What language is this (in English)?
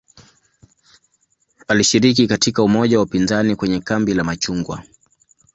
Swahili